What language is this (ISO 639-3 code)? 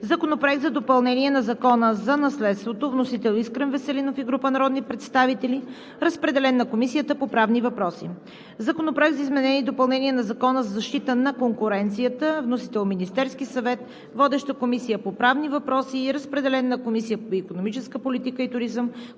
bul